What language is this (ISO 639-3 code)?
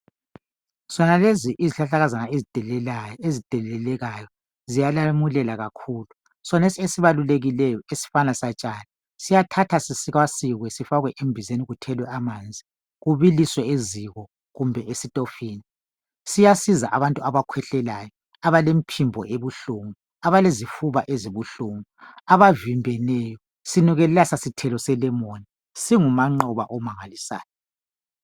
nde